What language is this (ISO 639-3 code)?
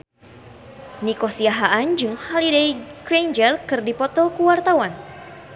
sun